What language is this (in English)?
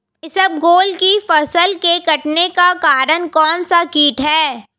Hindi